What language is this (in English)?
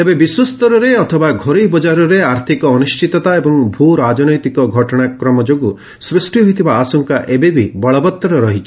Odia